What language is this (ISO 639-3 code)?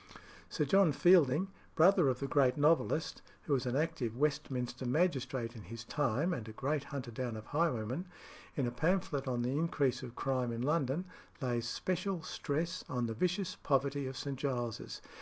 eng